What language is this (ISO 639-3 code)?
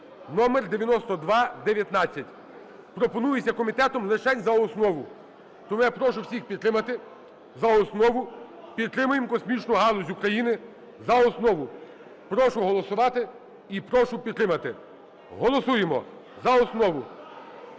ukr